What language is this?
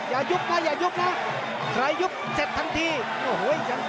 Thai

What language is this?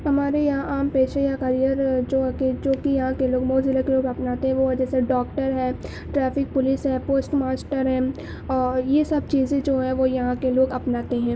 Urdu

